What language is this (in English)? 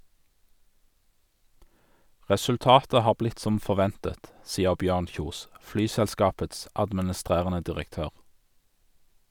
Norwegian